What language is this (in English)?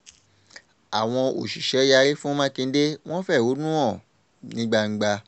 Yoruba